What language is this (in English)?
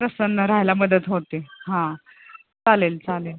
Marathi